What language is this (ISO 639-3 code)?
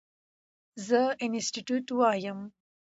pus